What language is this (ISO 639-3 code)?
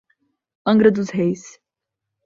por